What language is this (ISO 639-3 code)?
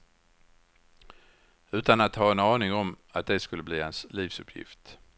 swe